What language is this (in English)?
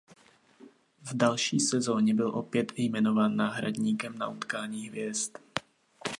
Czech